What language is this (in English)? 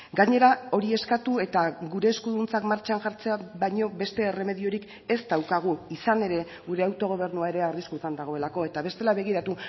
Basque